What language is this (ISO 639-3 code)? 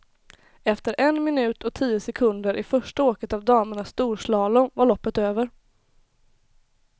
swe